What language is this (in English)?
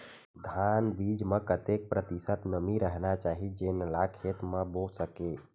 Chhattisgarhi